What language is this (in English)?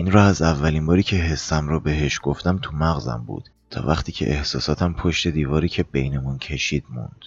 Persian